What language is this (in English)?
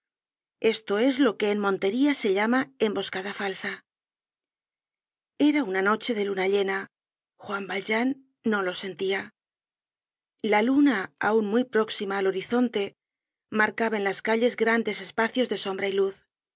Spanish